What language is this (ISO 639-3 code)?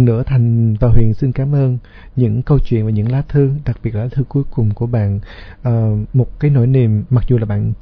vie